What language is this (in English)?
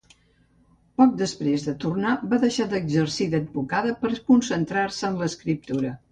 Catalan